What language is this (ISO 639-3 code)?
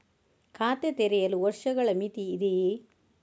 kan